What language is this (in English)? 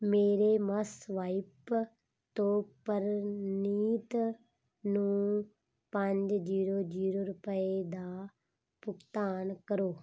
Punjabi